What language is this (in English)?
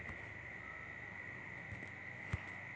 Chhattisgarhi